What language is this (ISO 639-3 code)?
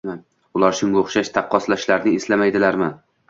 uzb